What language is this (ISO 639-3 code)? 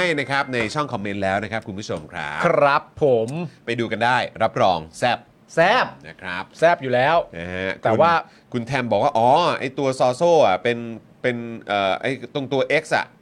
tha